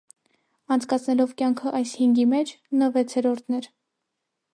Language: Armenian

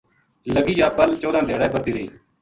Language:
Gujari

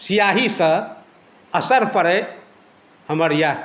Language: Maithili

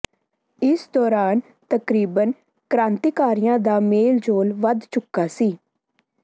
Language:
Punjabi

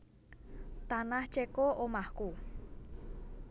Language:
Javanese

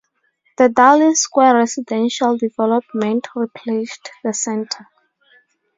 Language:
English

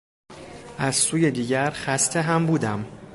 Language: Persian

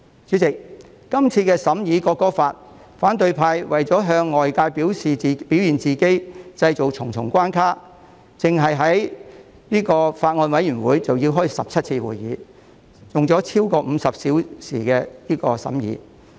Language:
Cantonese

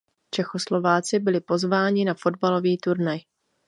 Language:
Czech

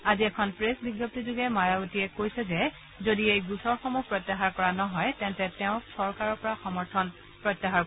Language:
Assamese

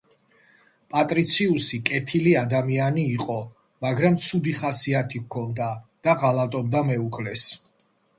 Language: Georgian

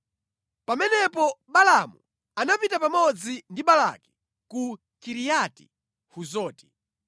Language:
Nyanja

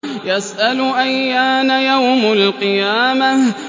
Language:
Arabic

